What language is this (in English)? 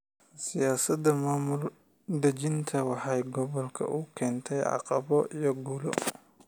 Somali